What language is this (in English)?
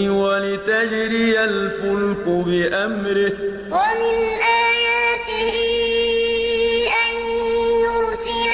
Arabic